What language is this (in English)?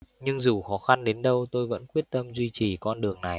Vietnamese